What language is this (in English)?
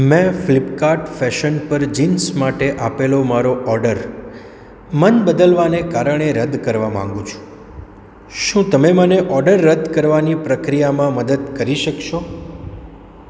Gujarati